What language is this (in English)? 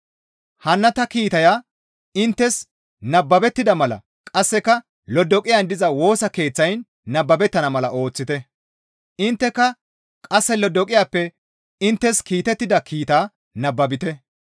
Gamo